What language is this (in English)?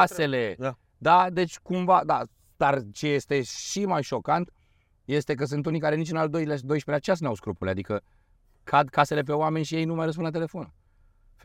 Romanian